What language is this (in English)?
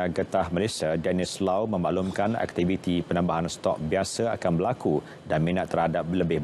Malay